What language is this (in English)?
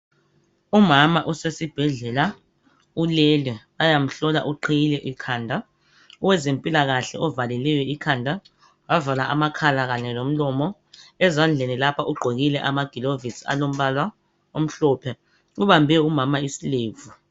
North Ndebele